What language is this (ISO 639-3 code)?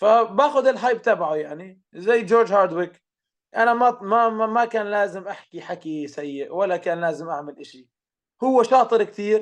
ara